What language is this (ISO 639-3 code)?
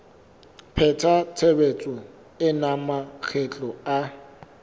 sot